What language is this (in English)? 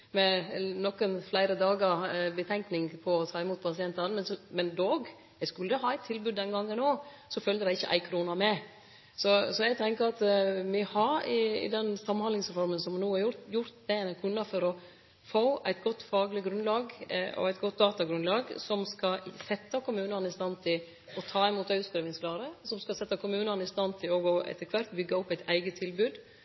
Norwegian Nynorsk